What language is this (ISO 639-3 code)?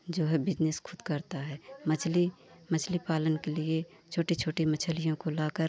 hin